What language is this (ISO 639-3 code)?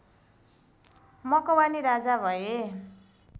nep